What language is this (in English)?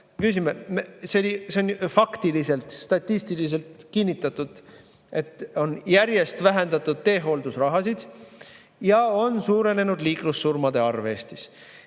Estonian